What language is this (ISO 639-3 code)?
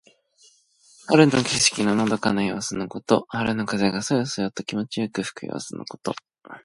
jpn